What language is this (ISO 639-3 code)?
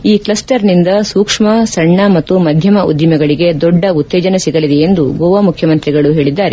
kan